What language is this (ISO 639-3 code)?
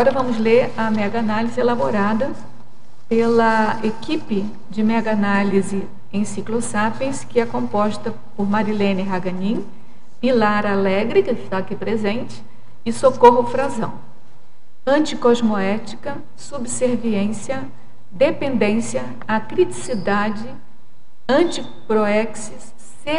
por